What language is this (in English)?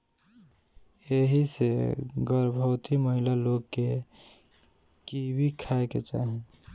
Bhojpuri